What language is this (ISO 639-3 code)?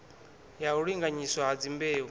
ven